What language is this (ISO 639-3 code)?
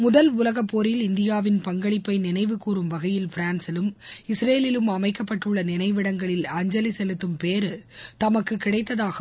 tam